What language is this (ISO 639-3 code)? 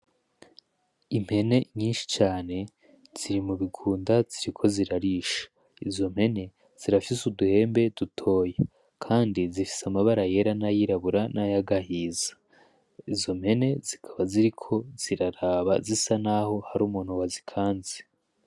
run